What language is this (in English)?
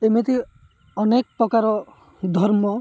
Odia